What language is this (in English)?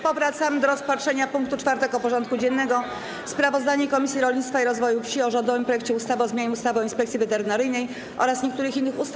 Polish